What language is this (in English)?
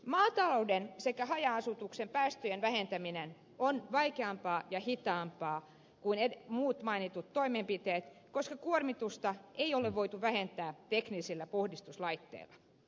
Finnish